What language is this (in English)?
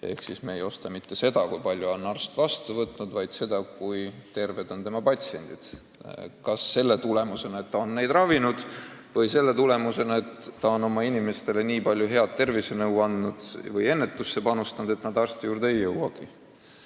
Estonian